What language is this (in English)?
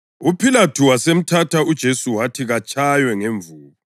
North Ndebele